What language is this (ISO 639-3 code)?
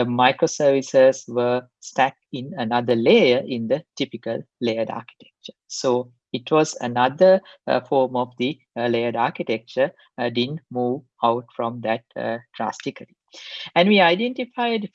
eng